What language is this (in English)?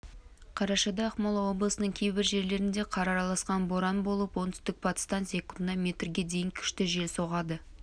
Kazakh